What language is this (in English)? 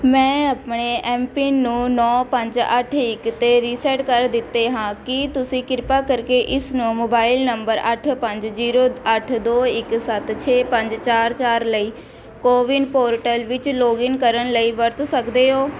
Punjabi